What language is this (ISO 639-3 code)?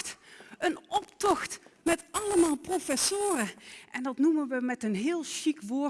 nld